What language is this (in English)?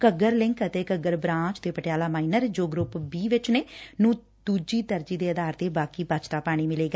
Punjabi